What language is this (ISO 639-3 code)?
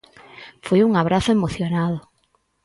glg